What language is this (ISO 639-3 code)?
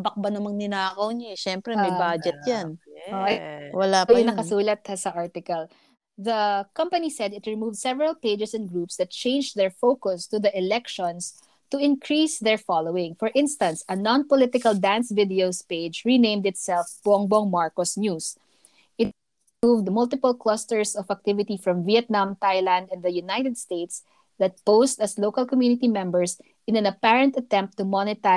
fil